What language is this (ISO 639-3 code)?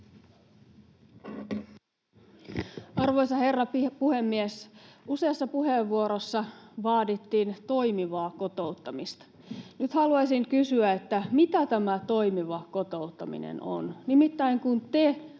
fin